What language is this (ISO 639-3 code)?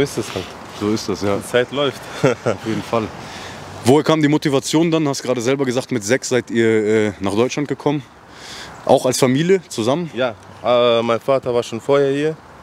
deu